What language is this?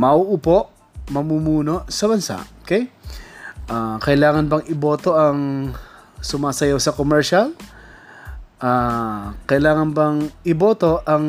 Filipino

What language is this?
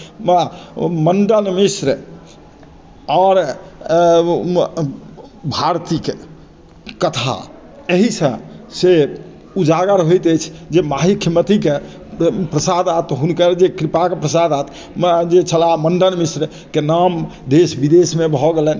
Maithili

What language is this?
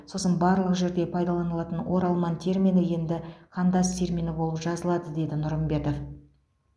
Kazakh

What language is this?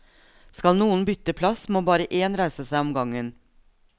Norwegian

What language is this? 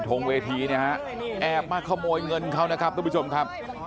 Thai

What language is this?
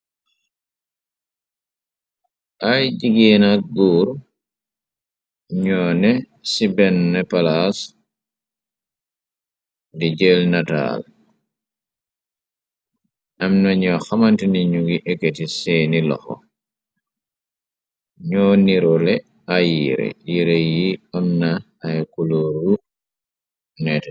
Wolof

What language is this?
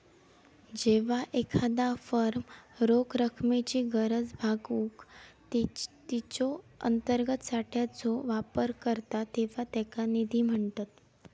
Marathi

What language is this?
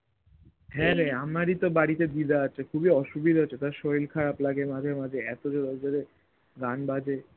Bangla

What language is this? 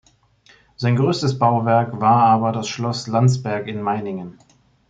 German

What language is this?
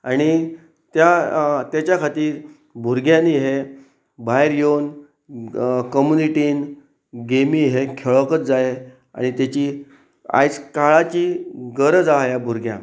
Konkani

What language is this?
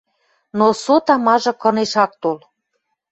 Western Mari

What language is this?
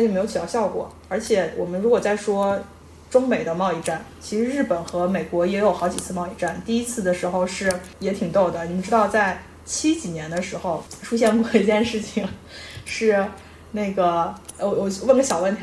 Chinese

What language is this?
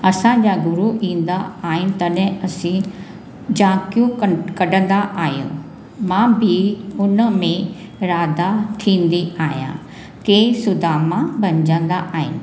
Sindhi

